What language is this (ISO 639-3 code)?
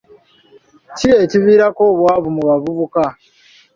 lug